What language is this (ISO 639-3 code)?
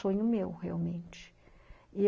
por